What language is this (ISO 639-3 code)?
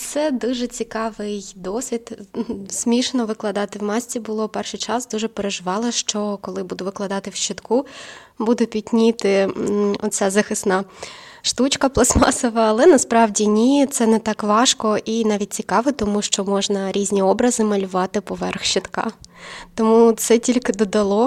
ukr